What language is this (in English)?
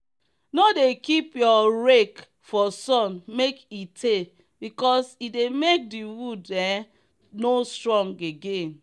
Nigerian Pidgin